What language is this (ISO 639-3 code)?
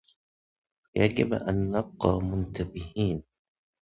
ara